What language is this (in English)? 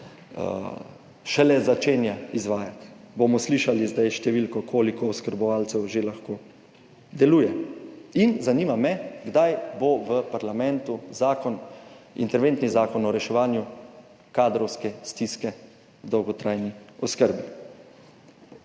Slovenian